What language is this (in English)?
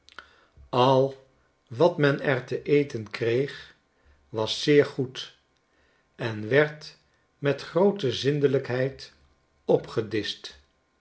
Dutch